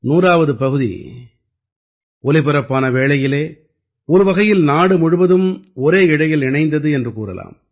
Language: Tamil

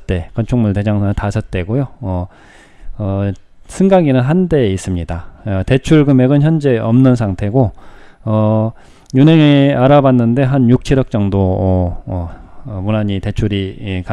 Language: Korean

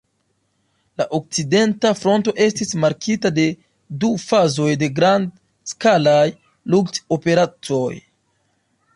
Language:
Esperanto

